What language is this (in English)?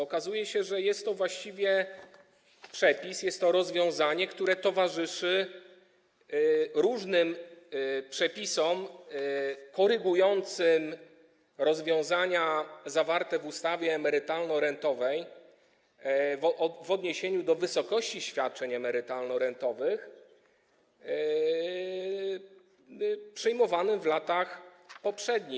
Polish